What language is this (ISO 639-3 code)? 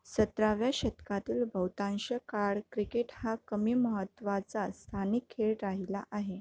mar